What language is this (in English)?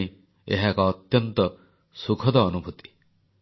Odia